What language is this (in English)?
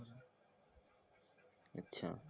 Marathi